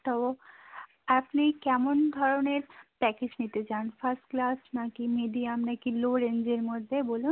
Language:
Bangla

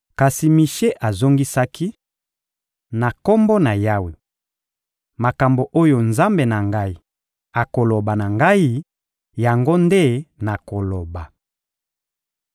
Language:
Lingala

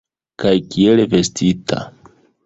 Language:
Esperanto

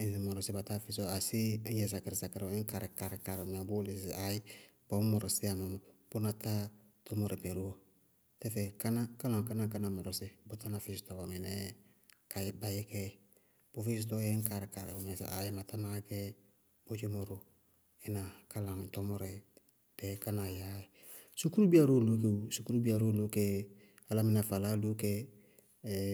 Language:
Bago-Kusuntu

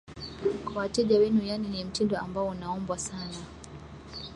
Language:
Swahili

